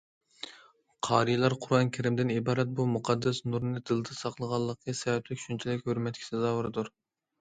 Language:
Uyghur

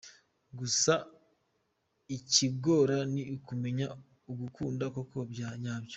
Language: Kinyarwanda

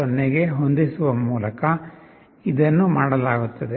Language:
Kannada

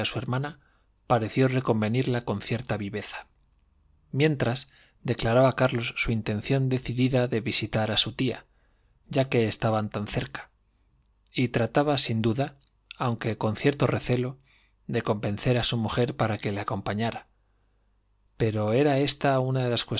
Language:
Spanish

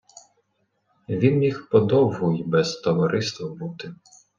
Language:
Ukrainian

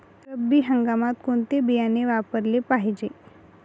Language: Marathi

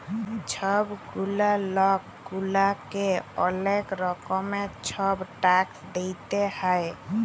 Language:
Bangla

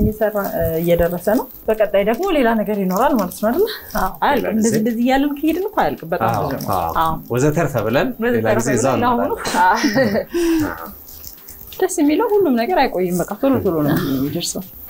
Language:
English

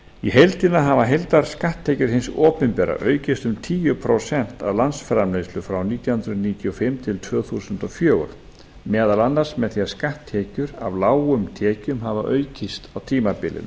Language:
Icelandic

